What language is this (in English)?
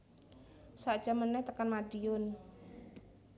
Javanese